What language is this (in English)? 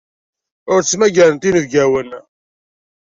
Kabyle